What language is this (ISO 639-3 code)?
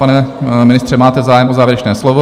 ces